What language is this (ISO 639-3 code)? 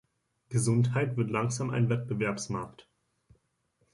deu